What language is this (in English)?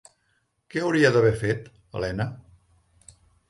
Catalan